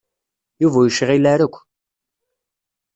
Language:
Kabyle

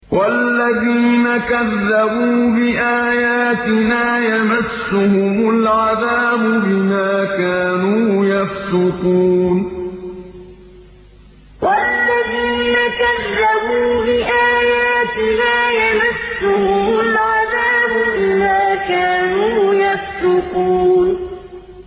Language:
Arabic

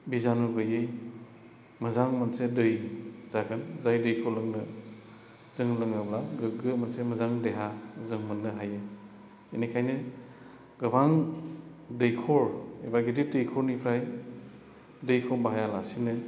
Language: Bodo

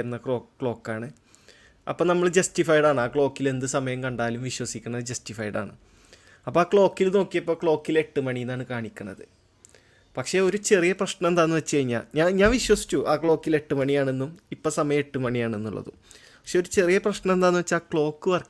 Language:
Malayalam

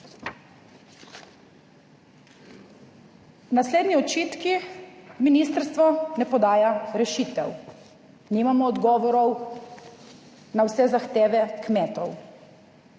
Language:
Slovenian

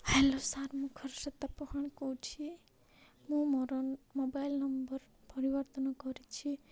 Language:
Odia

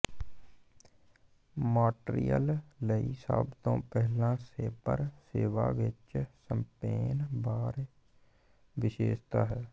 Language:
Punjabi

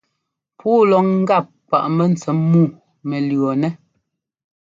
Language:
Ngomba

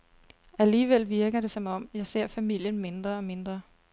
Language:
Danish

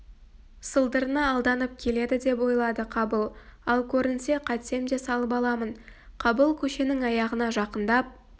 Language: Kazakh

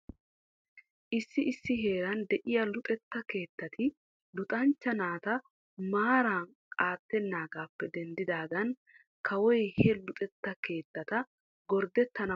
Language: Wolaytta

